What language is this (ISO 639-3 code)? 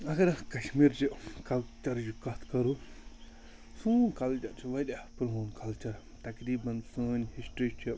kas